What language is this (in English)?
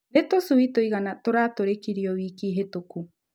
Kikuyu